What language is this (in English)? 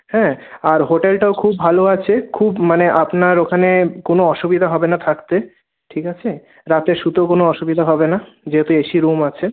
Bangla